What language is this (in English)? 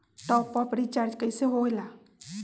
Magahi